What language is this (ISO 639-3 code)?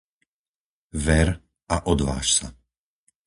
slk